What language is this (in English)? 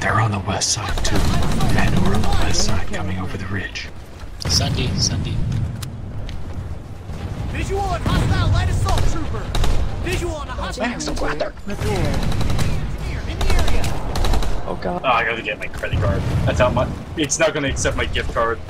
English